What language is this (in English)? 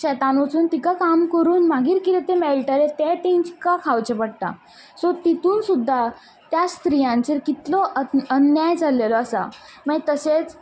Konkani